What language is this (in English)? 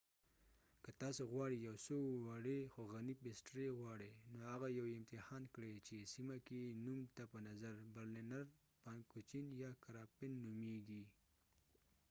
Pashto